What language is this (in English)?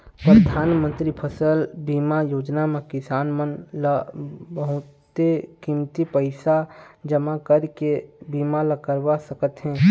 Chhattisgarhi